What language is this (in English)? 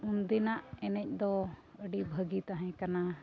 Santali